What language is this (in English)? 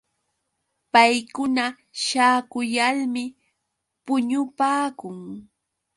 Yauyos Quechua